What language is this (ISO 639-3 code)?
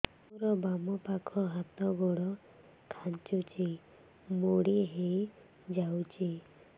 ori